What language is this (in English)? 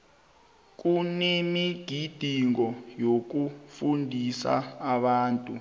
South Ndebele